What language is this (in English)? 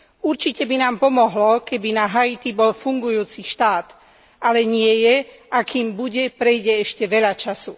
Slovak